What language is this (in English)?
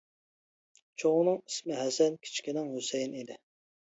Uyghur